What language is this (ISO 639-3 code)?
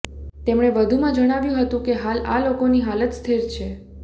guj